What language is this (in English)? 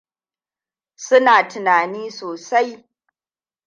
Hausa